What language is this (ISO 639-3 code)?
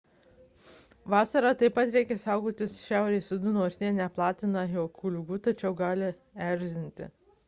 lit